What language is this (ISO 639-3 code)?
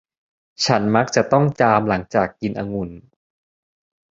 tha